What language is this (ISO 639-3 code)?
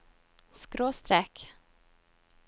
nor